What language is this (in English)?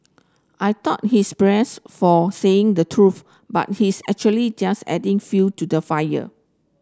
English